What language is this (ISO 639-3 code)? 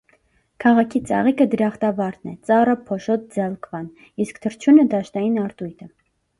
hye